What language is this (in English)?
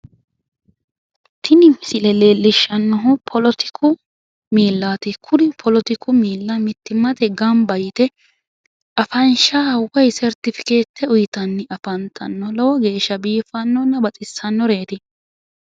Sidamo